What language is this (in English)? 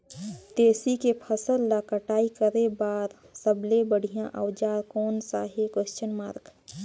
Chhattisgarhi